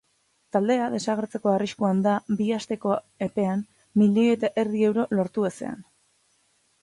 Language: Basque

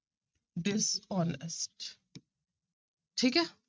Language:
Punjabi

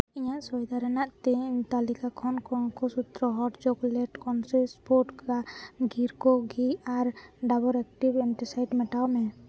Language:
Santali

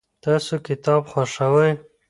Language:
Pashto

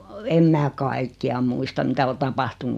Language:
Finnish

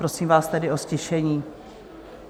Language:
Czech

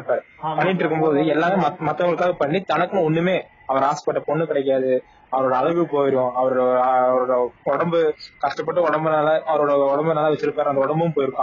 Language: Tamil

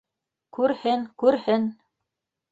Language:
Bashkir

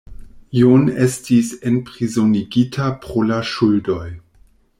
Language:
Esperanto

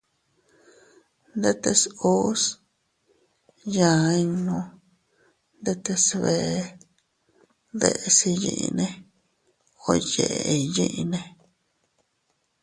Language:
Teutila Cuicatec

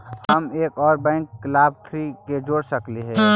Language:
Magahi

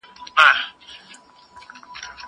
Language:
Pashto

